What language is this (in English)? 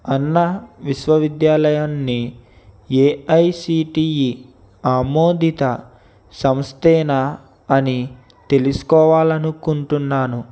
Telugu